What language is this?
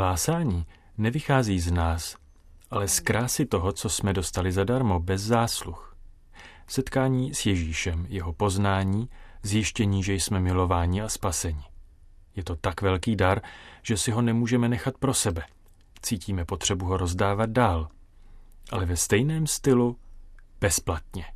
Czech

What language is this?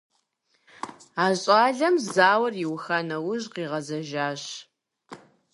Kabardian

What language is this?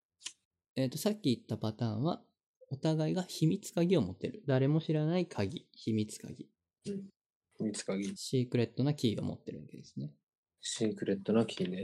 Japanese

